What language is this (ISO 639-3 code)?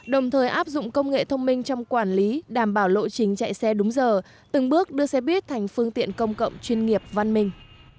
vie